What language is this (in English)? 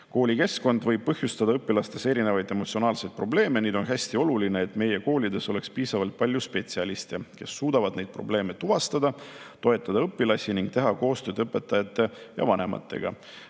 Estonian